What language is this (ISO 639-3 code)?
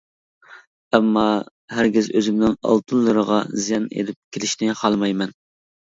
uig